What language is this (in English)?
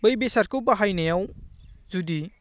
Bodo